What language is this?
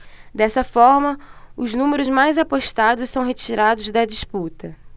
Portuguese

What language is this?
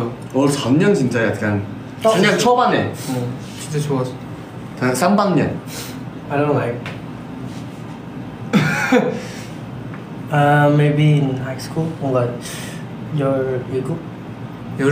Korean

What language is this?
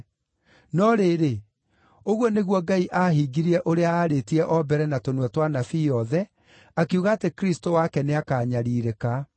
Kikuyu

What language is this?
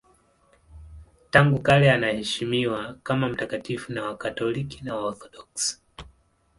Swahili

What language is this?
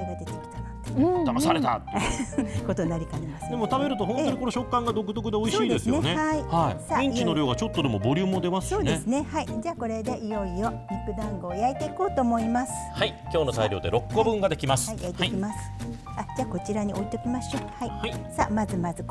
Japanese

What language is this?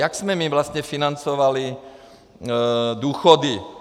Czech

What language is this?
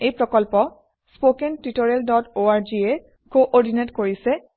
Assamese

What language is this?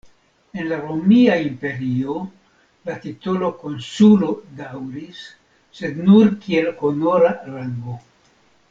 Esperanto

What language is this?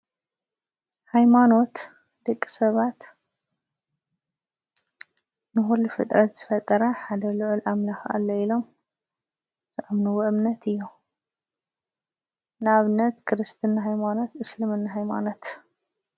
Tigrinya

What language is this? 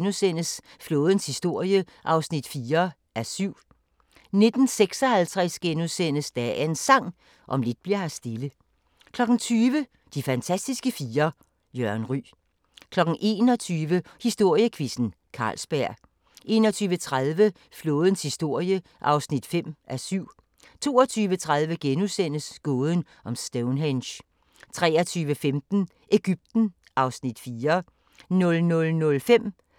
Danish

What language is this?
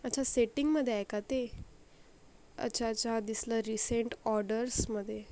Marathi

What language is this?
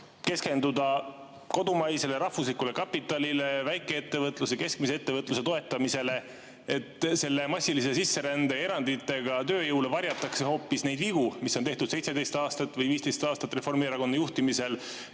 Estonian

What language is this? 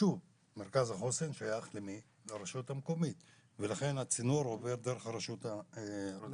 Hebrew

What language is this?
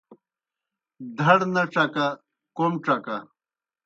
Kohistani Shina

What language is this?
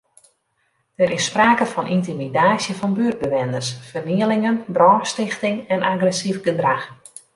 Western Frisian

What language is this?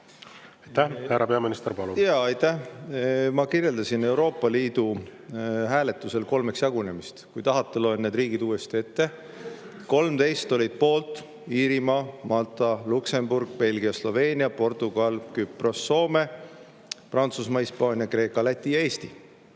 Estonian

